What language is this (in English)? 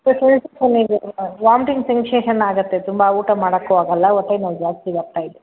Kannada